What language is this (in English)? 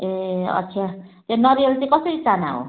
Nepali